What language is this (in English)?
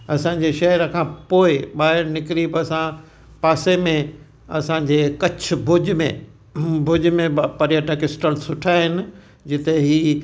Sindhi